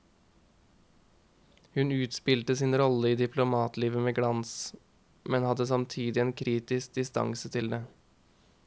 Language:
Norwegian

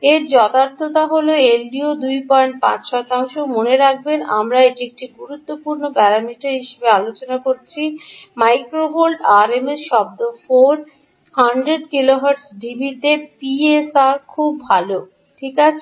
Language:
Bangla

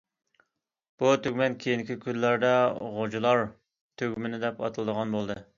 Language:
Uyghur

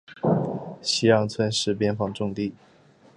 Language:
Chinese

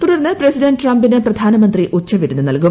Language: Malayalam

